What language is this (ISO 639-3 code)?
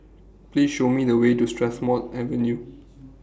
eng